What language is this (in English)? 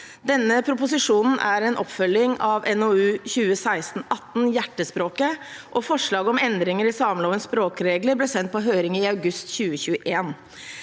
Norwegian